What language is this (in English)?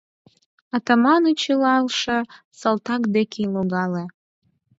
Mari